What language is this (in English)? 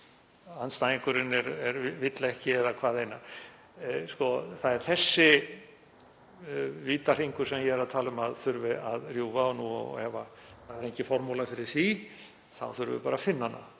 Icelandic